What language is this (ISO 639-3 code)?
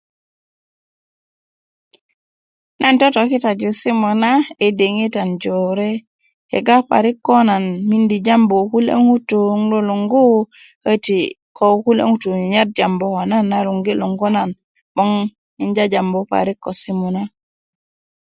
ukv